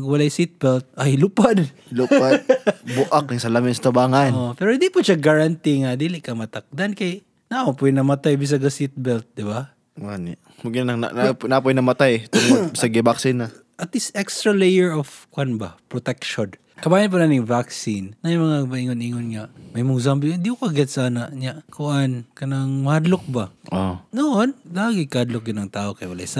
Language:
Filipino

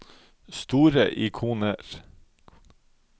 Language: Norwegian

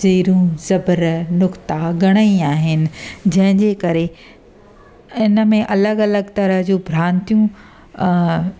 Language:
Sindhi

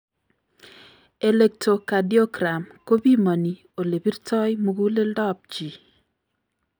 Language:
Kalenjin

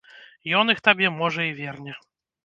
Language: Belarusian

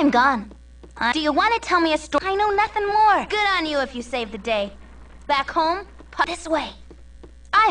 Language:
Korean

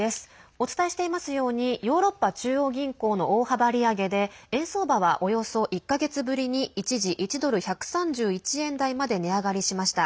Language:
Japanese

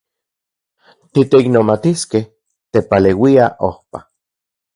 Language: Central Puebla Nahuatl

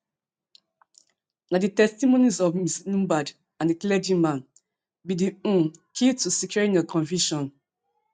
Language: Nigerian Pidgin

